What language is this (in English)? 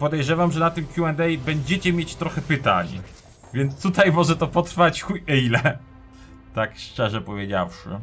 Polish